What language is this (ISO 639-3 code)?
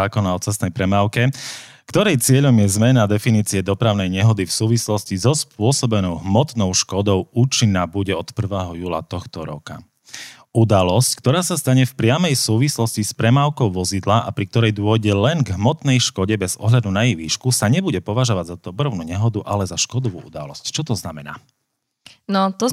slk